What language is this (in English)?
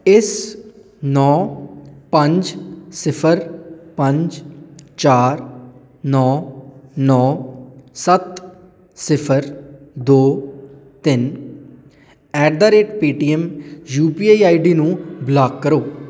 Punjabi